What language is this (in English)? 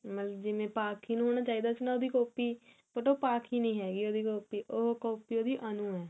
Punjabi